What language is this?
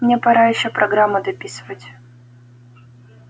Russian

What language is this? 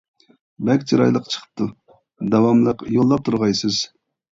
Uyghur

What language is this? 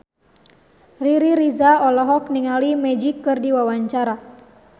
Sundanese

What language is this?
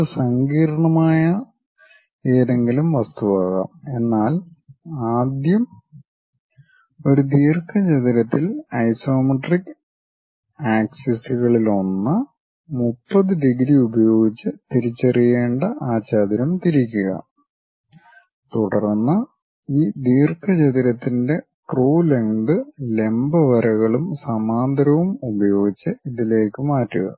Malayalam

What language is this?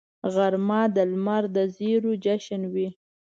Pashto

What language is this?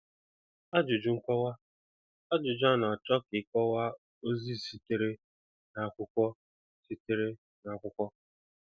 Igbo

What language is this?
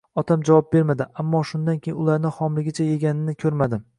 Uzbek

